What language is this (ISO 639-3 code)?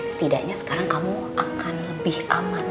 ind